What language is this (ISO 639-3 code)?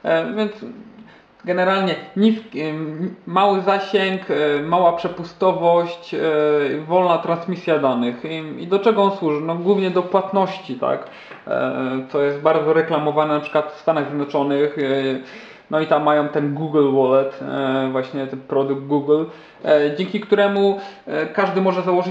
pol